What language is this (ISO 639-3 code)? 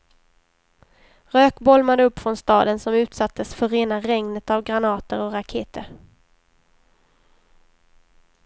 swe